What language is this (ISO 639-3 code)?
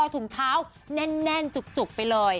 tha